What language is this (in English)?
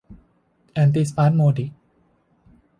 Thai